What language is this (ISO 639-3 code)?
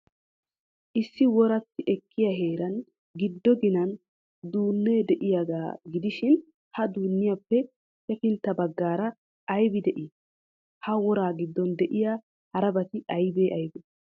wal